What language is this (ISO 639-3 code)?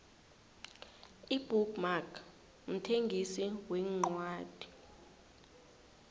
nbl